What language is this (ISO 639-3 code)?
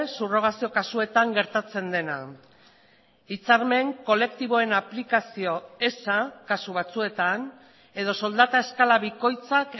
eus